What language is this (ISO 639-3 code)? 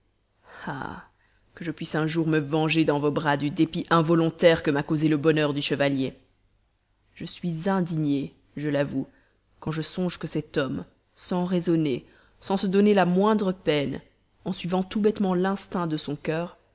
fra